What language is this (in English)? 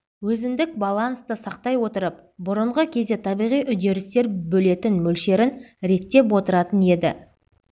Kazakh